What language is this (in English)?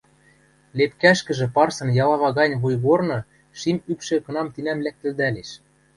Western Mari